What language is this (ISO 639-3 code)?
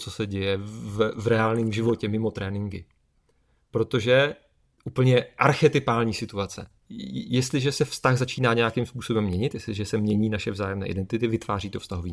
ces